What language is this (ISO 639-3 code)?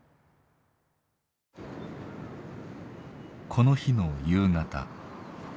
jpn